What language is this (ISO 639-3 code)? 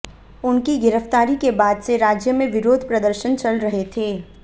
hin